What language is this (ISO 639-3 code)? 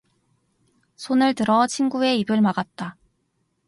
kor